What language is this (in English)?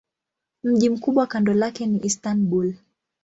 Swahili